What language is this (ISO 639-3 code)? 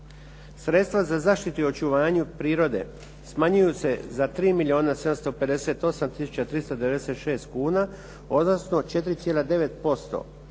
hrv